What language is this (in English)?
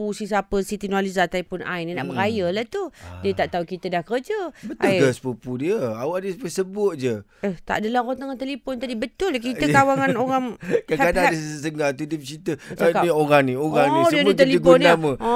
Malay